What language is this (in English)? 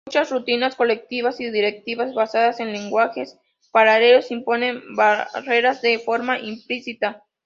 Spanish